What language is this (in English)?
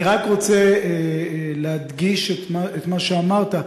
Hebrew